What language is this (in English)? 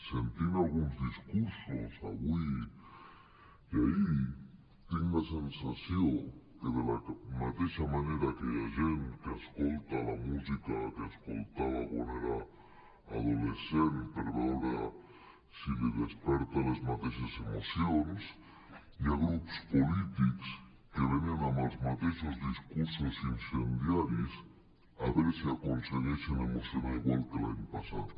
Catalan